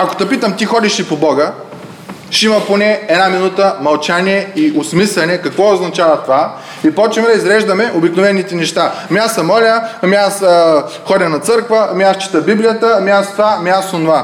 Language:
Bulgarian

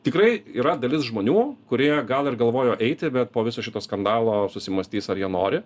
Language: Lithuanian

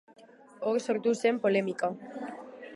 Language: Basque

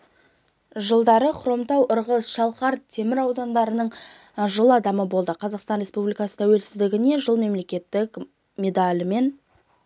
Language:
Kazakh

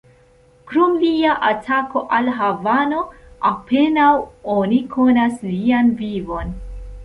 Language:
Esperanto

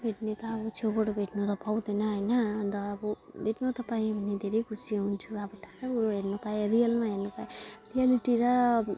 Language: Nepali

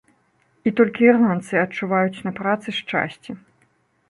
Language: Belarusian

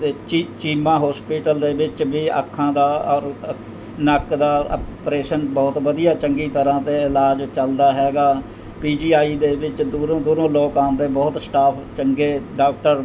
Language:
Punjabi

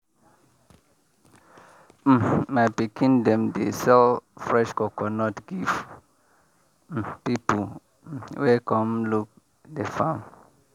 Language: Nigerian Pidgin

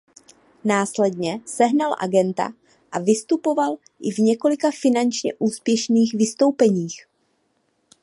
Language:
Czech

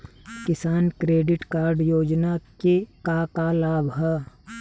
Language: Bhojpuri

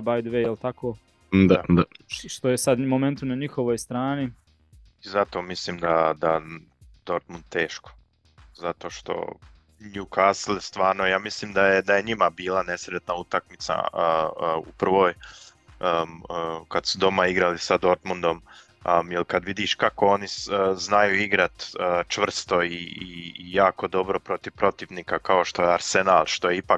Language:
Croatian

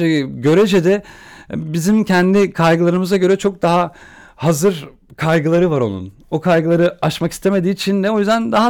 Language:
Turkish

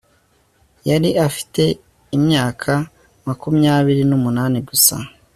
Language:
Kinyarwanda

